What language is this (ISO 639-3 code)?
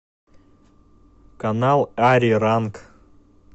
rus